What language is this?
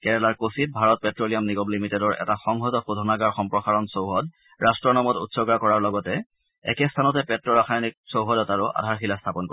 Assamese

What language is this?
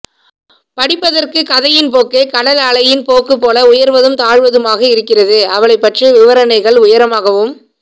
Tamil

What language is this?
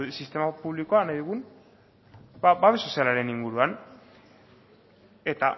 Basque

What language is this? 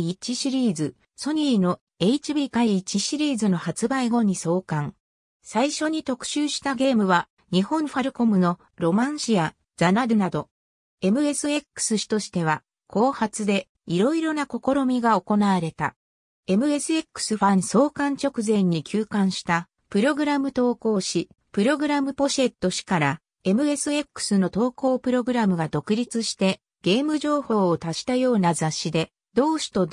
Japanese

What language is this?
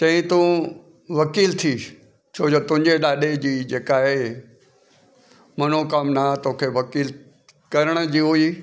Sindhi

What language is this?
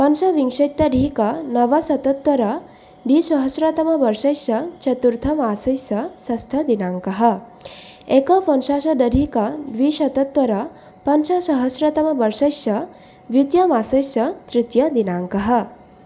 Sanskrit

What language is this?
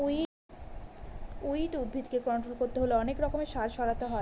Bangla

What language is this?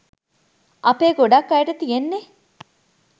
Sinhala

